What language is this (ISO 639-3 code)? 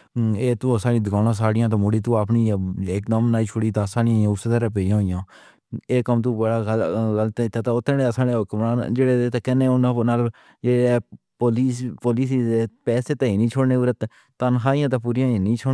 phr